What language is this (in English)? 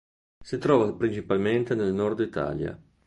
Italian